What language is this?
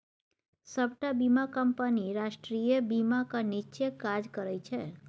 Maithili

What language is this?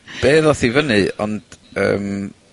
Welsh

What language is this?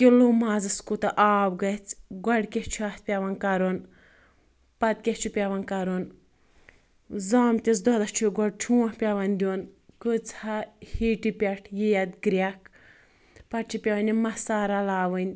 Kashmiri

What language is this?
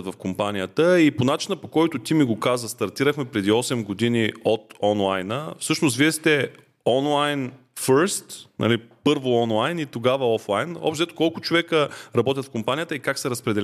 Bulgarian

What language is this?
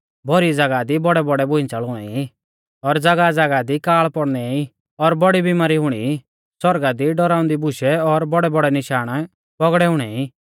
Mahasu Pahari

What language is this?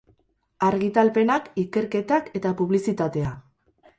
Basque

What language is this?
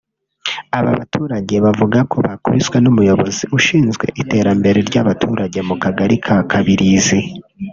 Kinyarwanda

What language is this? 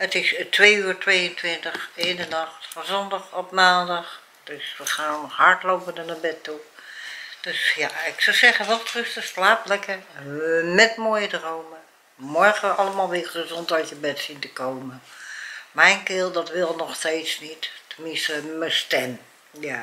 Dutch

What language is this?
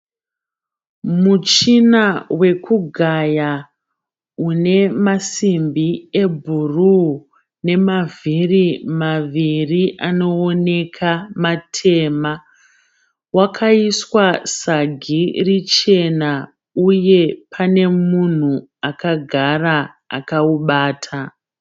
Shona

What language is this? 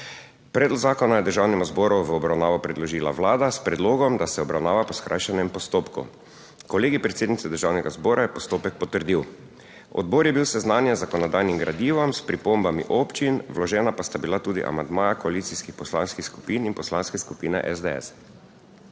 Slovenian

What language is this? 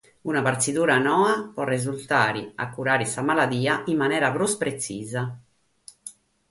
Sardinian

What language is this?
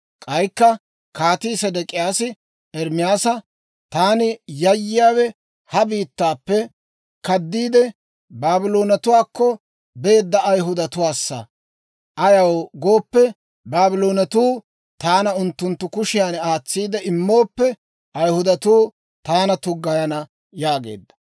Dawro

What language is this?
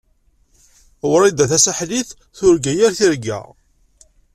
Kabyle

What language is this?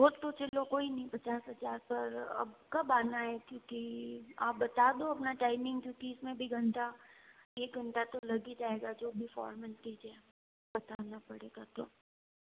Hindi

